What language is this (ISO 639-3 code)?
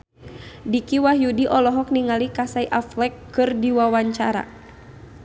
sun